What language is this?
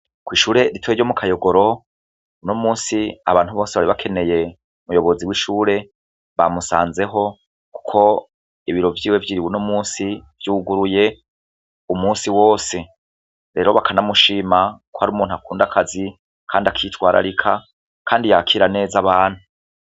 Rundi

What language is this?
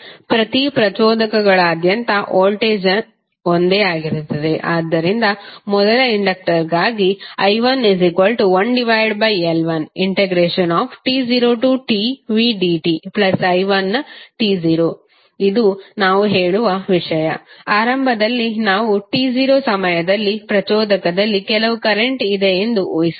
Kannada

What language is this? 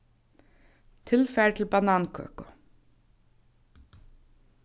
Faroese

